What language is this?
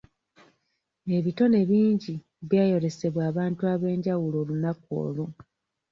Ganda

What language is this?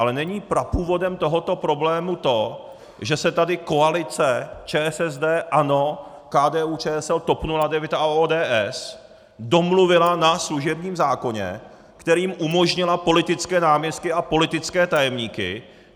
Czech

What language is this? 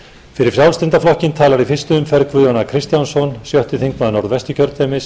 Icelandic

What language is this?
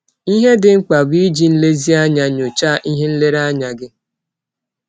Igbo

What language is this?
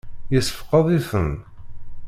Kabyle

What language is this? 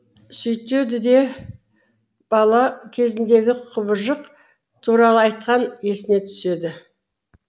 Kazakh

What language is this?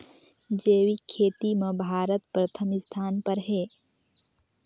Chhattisgarhi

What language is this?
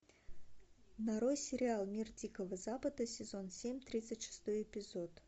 Russian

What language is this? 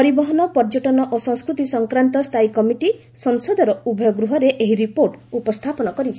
Odia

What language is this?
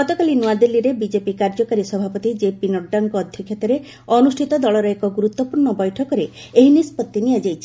Odia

